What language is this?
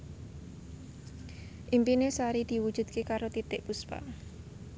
Javanese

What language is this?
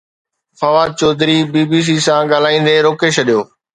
Sindhi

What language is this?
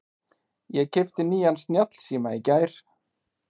Icelandic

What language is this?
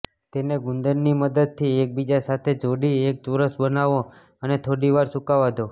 Gujarati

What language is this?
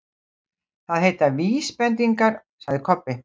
Icelandic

